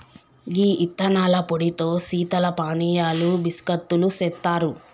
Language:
Telugu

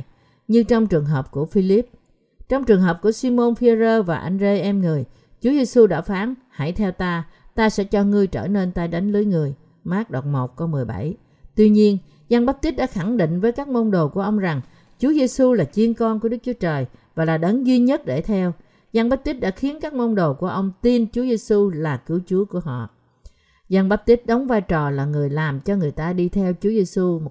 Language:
Vietnamese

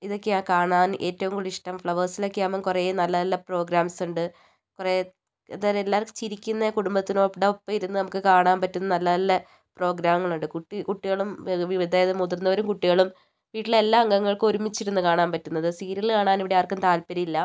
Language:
Malayalam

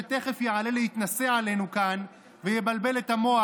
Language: Hebrew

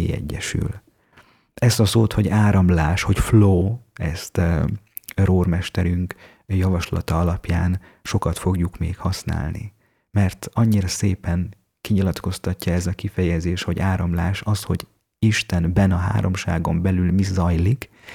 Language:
Hungarian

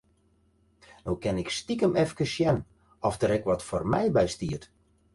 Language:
Western Frisian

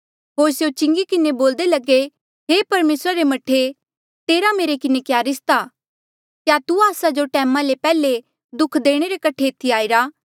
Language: Mandeali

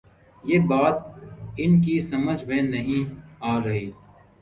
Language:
Urdu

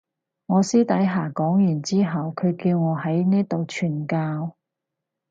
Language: Cantonese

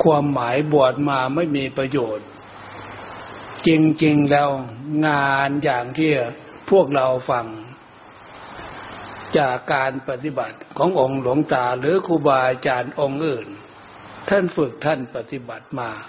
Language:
Thai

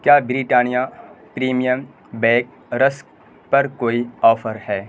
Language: Urdu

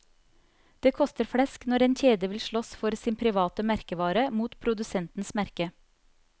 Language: Norwegian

